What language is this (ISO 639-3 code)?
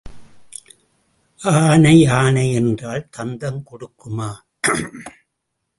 tam